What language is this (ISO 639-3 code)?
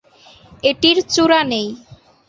ben